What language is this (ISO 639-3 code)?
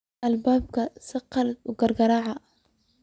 som